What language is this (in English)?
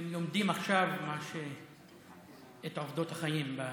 Hebrew